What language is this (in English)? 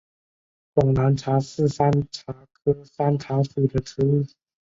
Chinese